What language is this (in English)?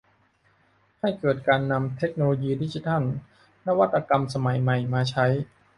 Thai